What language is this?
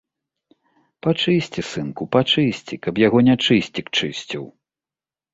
Belarusian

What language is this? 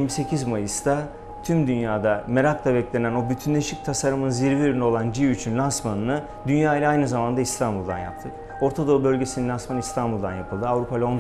Turkish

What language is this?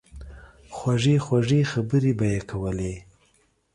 Pashto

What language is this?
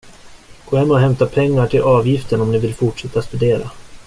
Swedish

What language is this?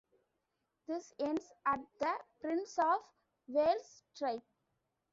English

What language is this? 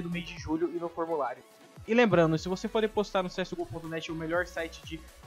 Portuguese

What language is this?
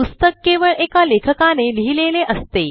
Marathi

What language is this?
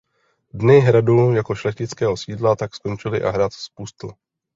Czech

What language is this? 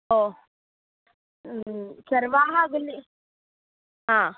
Sanskrit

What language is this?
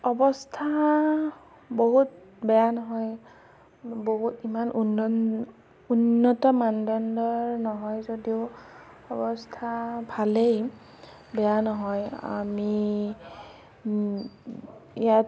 Assamese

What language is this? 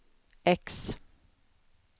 Swedish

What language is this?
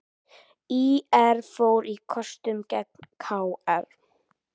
Icelandic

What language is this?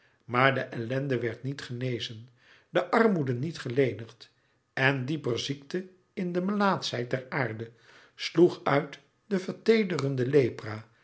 Dutch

